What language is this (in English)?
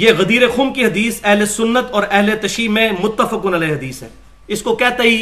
Urdu